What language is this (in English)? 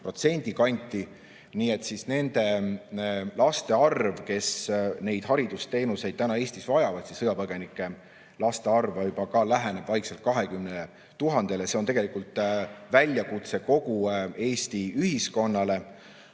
Estonian